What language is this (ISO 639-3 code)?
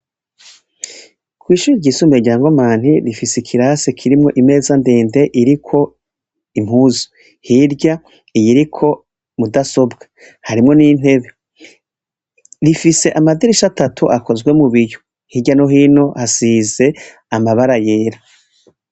run